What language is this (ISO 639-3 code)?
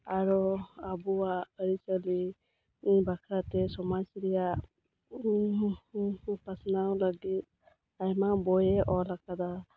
sat